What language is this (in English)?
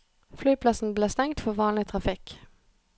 Norwegian